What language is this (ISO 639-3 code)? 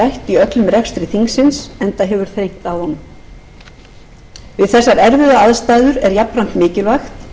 isl